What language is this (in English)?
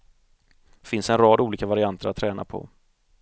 Swedish